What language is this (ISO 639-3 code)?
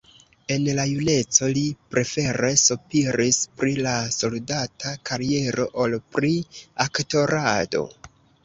epo